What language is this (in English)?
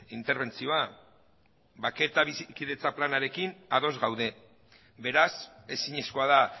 Basque